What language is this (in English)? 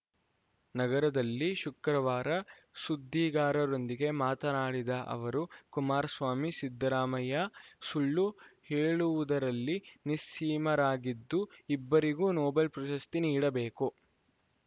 Kannada